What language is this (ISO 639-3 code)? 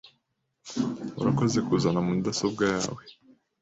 kin